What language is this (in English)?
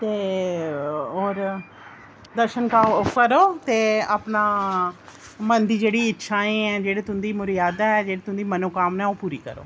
Dogri